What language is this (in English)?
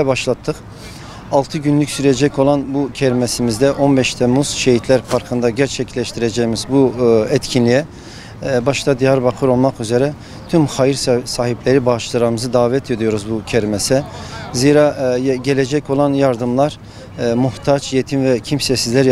Turkish